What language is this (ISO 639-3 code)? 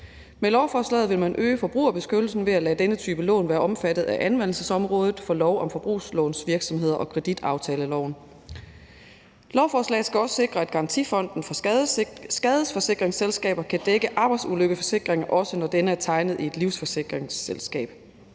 dan